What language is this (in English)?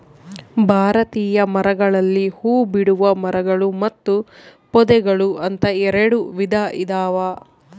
Kannada